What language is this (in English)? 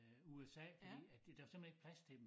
Danish